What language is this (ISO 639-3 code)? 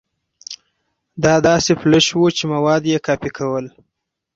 pus